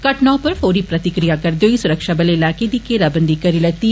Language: Dogri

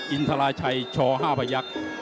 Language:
Thai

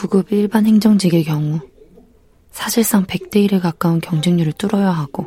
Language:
Korean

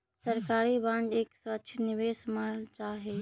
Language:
Magahi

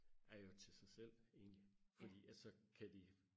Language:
Danish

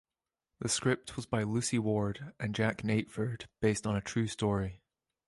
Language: English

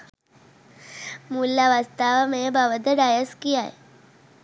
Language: Sinhala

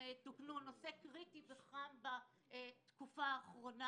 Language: Hebrew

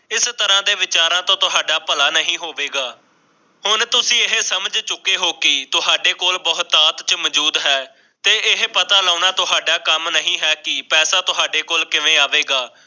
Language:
Punjabi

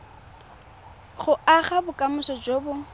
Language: Tswana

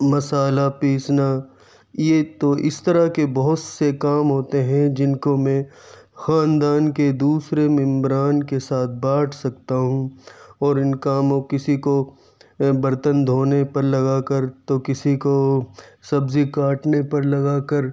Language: Urdu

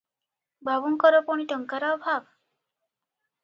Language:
Odia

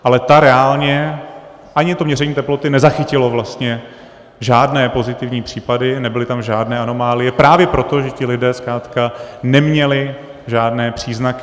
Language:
Czech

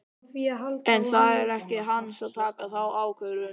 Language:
Icelandic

